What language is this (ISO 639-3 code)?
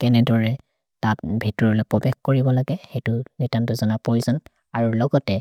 mrr